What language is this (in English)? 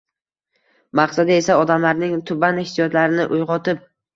Uzbek